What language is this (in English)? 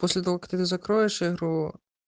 Russian